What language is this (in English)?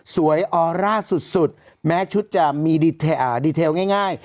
Thai